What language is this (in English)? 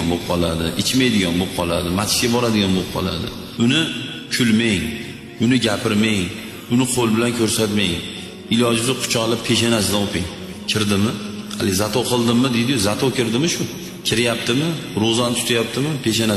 Turkish